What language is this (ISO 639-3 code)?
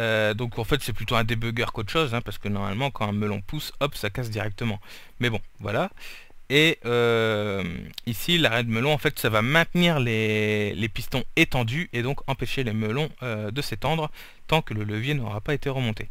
fra